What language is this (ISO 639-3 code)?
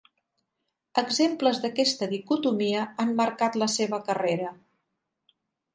cat